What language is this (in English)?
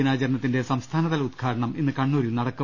Malayalam